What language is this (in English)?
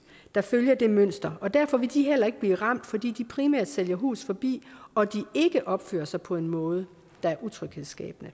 Danish